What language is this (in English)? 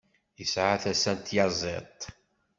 Kabyle